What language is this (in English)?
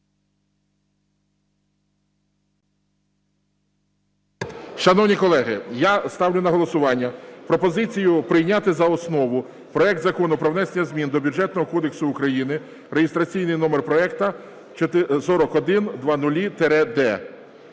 Ukrainian